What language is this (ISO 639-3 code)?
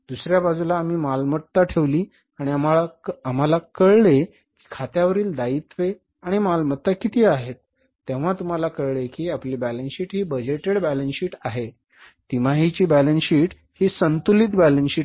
mar